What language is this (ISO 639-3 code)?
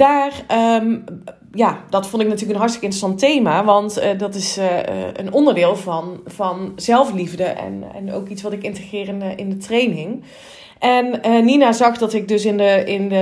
nld